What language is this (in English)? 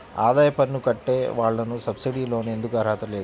Telugu